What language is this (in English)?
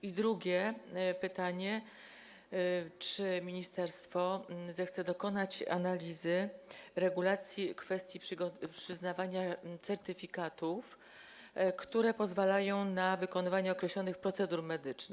Polish